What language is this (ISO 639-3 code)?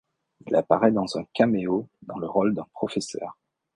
fra